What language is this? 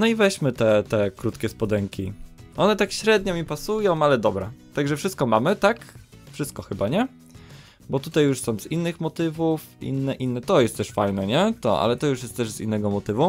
Polish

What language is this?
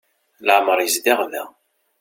Kabyle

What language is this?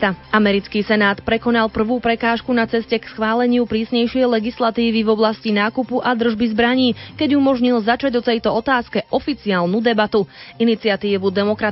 Slovak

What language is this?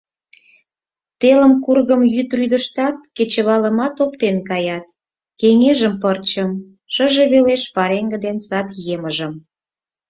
Mari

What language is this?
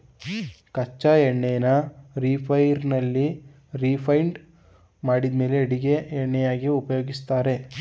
Kannada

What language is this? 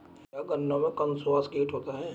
Hindi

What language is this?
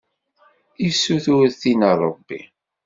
Kabyle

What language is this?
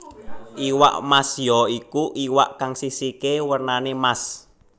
Javanese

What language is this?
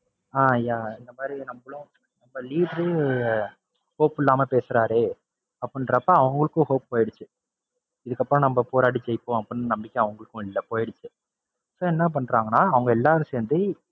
Tamil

